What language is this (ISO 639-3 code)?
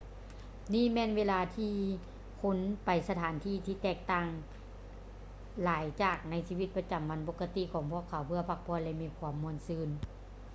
lao